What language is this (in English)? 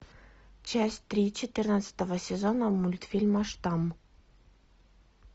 Russian